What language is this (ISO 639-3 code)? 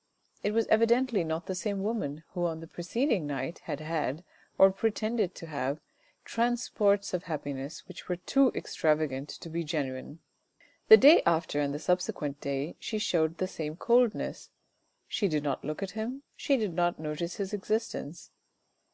eng